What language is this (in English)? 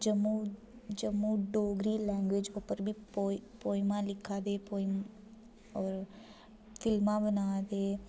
Dogri